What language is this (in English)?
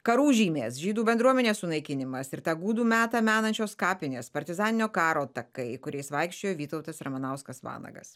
Lithuanian